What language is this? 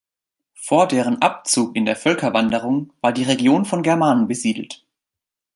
German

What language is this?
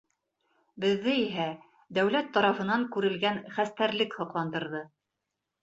Bashkir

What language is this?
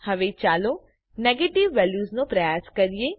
Gujarati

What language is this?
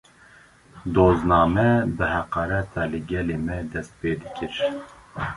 Kurdish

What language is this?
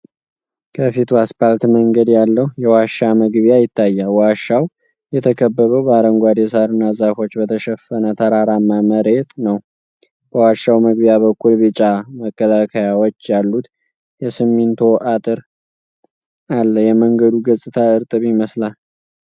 Amharic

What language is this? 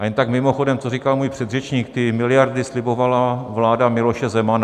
Czech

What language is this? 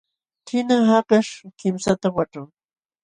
Jauja Wanca Quechua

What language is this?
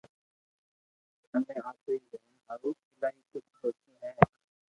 Loarki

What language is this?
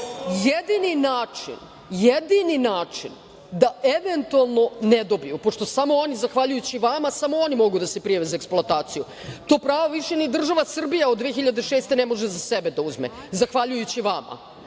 Serbian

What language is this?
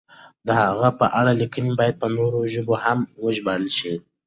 Pashto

